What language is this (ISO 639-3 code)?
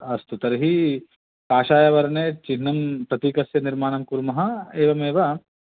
san